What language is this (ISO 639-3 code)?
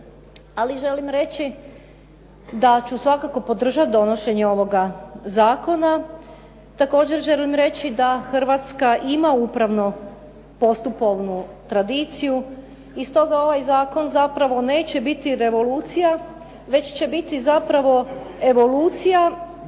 hrv